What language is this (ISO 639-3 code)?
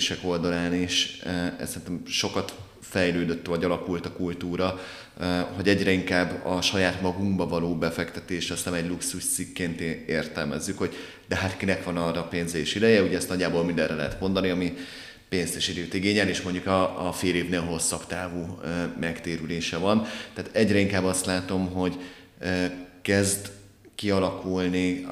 hun